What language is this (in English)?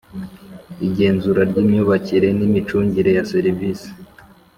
Kinyarwanda